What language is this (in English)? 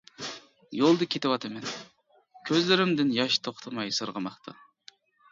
Uyghur